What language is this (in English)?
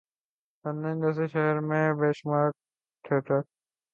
Urdu